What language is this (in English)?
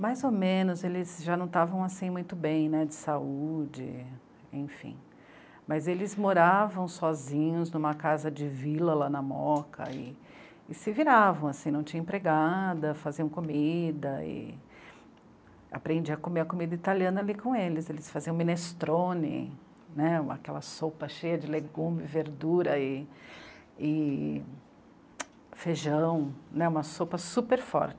Portuguese